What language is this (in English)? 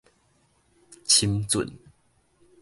Min Nan Chinese